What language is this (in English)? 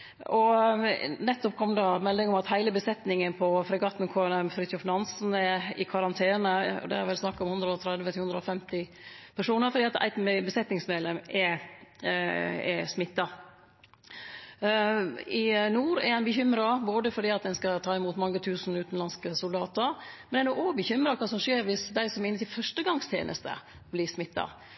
Norwegian Nynorsk